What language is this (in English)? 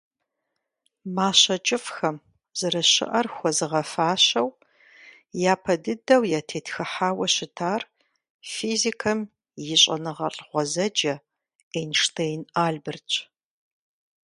Kabardian